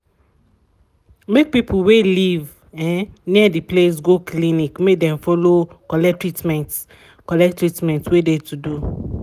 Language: Nigerian Pidgin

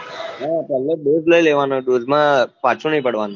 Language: Gujarati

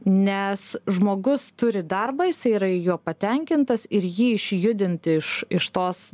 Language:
Lithuanian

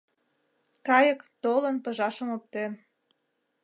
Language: Mari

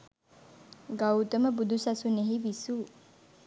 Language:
Sinhala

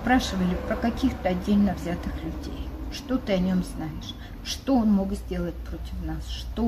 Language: Russian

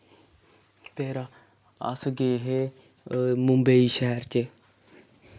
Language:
Dogri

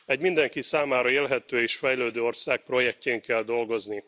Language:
Hungarian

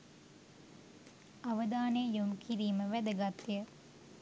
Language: Sinhala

